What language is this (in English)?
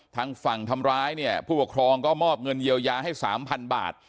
Thai